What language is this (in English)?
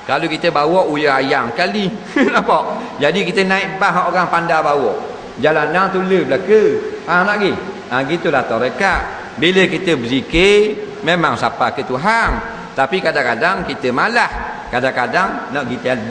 Malay